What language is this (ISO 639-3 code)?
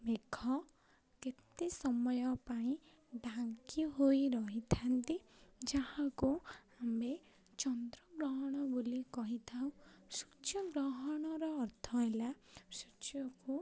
ori